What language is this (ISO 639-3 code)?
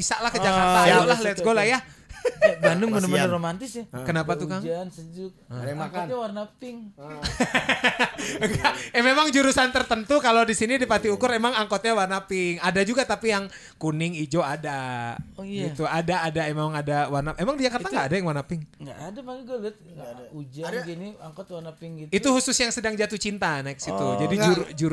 ind